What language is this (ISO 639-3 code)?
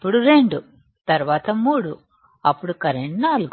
tel